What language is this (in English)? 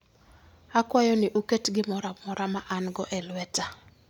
Luo (Kenya and Tanzania)